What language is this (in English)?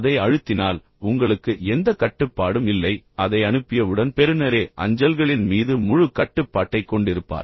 Tamil